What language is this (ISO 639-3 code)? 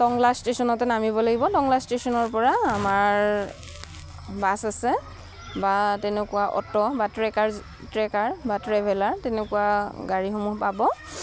asm